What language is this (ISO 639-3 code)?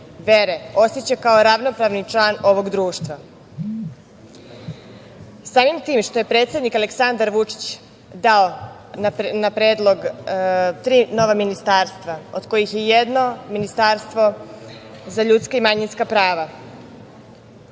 srp